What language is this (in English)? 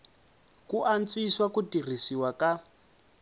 Tsonga